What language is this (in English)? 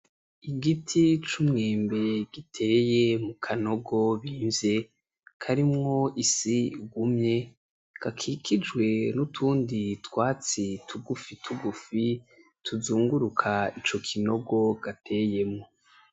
Rundi